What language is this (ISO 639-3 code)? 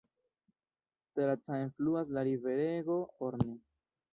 epo